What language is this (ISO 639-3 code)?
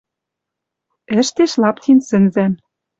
mrj